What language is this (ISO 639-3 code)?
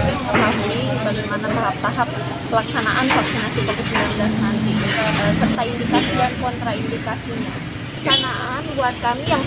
ind